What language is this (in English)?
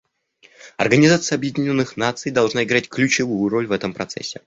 Russian